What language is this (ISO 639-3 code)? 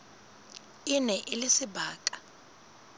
sot